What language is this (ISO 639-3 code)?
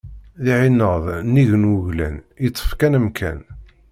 kab